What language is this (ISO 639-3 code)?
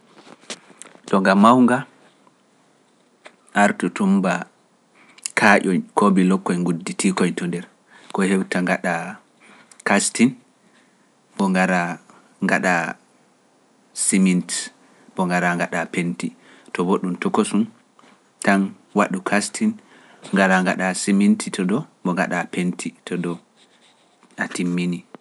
fuf